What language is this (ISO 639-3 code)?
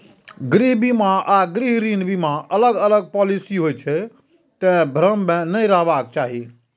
mai